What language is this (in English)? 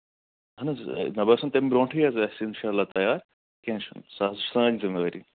Kashmiri